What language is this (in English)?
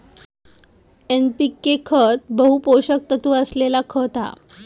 Marathi